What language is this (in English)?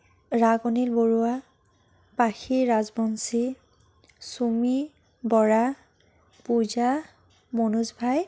Assamese